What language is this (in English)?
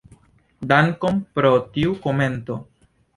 Esperanto